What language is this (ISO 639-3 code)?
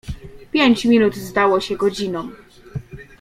pol